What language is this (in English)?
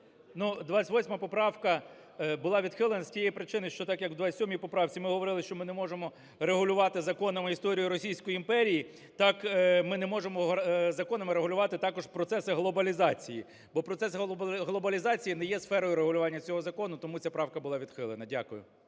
Ukrainian